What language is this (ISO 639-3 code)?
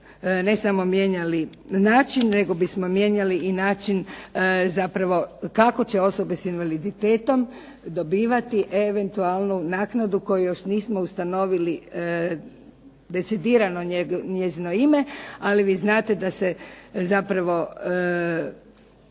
hrv